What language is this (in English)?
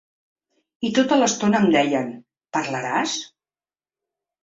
Catalan